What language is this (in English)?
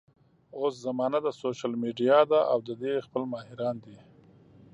Pashto